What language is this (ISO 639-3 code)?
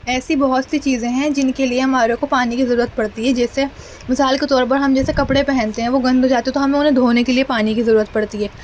urd